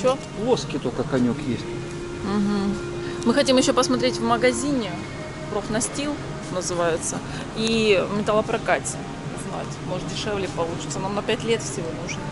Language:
Russian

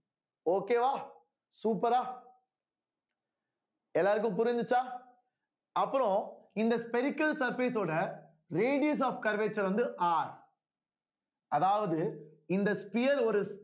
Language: Tamil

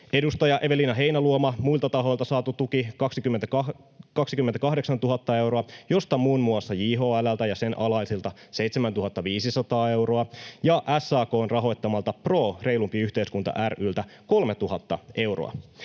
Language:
Finnish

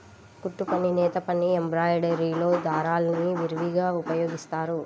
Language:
Telugu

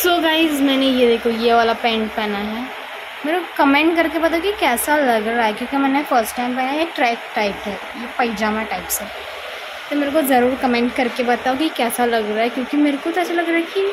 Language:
Hindi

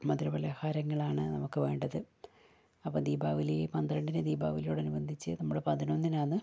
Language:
Malayalam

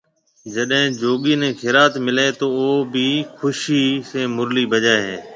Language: Marwari (Pakistan)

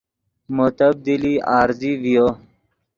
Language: Yidgha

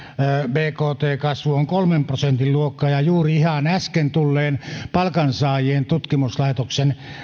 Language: Finnish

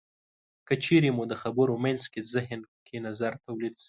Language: Pashto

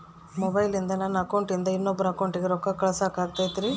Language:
Kannada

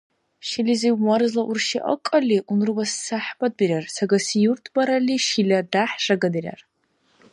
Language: Dargwa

